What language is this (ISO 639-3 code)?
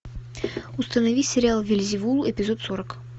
rus